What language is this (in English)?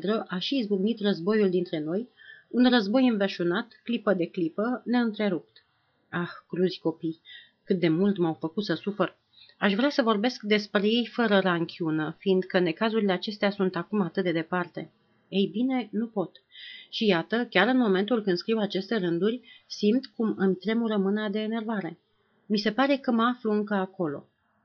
Romanian